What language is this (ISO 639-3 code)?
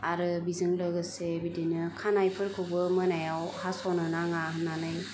brx